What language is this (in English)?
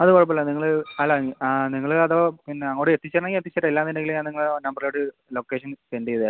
Malayalam